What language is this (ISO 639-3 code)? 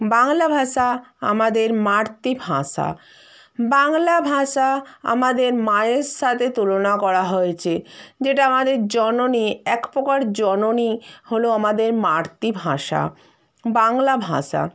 ben